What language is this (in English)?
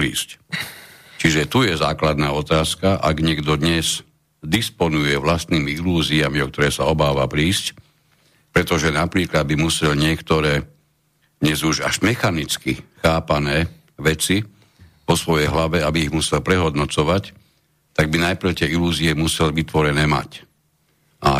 Slovak